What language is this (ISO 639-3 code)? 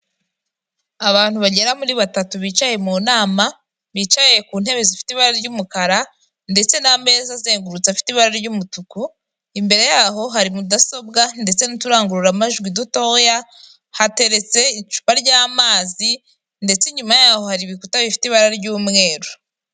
kin